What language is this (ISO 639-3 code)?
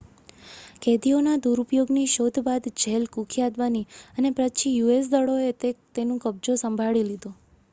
guj